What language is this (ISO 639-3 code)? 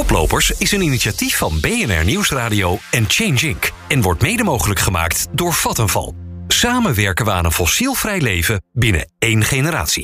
nld